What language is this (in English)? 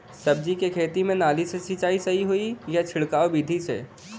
Bhojpuri